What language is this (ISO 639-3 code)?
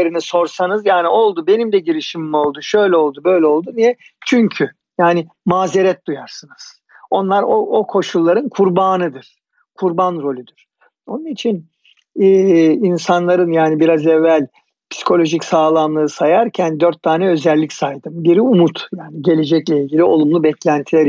tur